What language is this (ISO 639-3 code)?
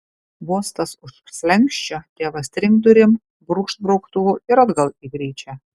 lit